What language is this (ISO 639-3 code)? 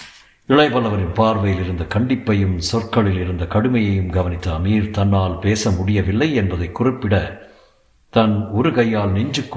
tam